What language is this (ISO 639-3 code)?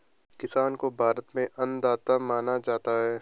hin